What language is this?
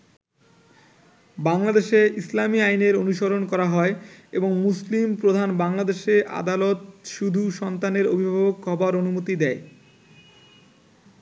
Bangla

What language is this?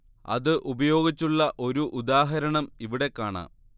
Malayalam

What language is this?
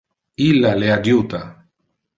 Interlingua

